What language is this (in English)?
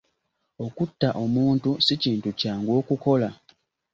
Ganda